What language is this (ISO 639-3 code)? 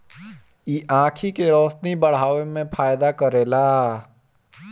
bho